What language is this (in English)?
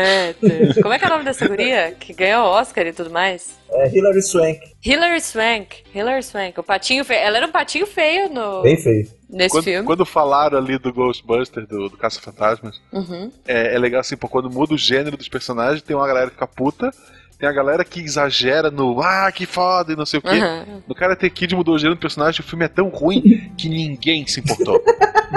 Portuguese